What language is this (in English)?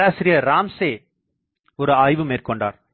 Tamil